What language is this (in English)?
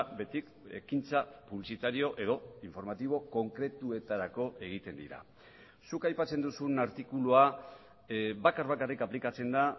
Basque